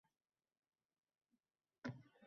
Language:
Uzbek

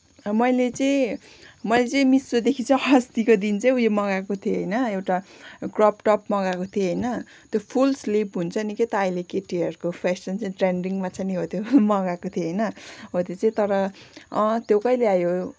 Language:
Nepali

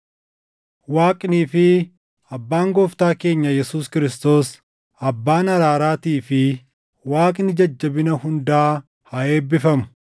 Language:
Oromo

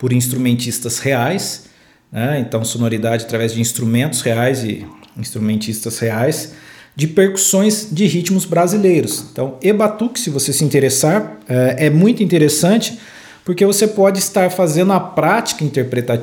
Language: Portuguese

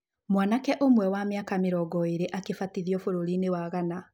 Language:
Kikuyu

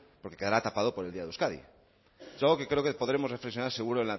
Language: Spanish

